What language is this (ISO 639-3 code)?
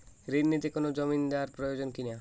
ben